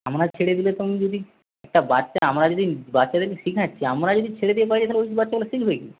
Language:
Bangla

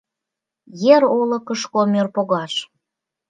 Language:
Mari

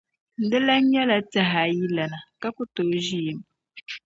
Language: Dagbani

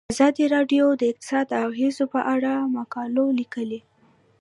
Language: Pashto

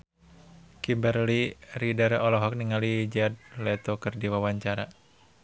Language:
Sundanese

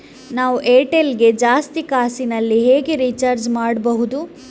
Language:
Kannada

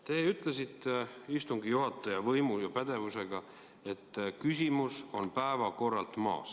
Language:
Estonian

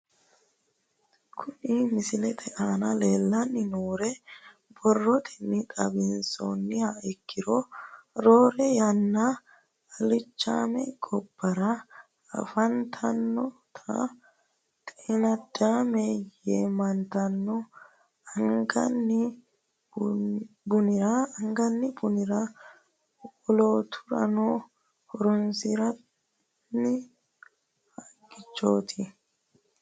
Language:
Sidamo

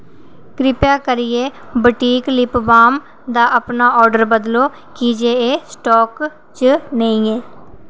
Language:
Dogri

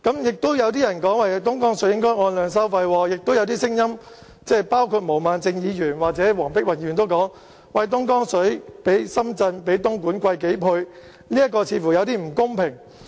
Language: Cantonese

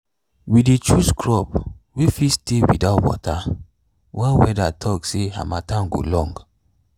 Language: Nigerian Pidgin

